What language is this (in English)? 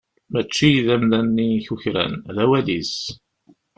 Kabyle